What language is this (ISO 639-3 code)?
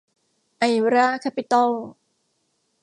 tha